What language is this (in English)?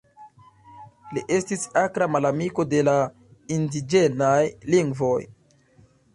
Esperanto